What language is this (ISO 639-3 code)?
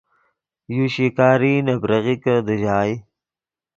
ydg